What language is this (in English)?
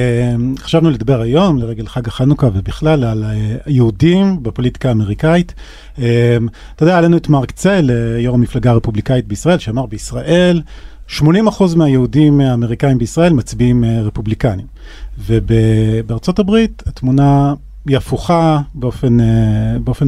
Hebrew